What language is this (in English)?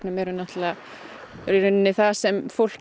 Icelandic